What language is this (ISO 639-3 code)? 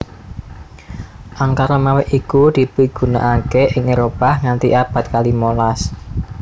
jav